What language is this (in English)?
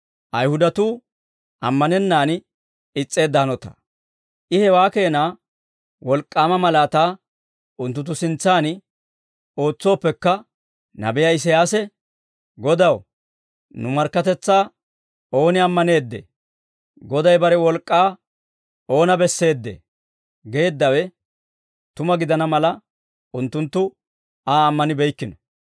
Dawro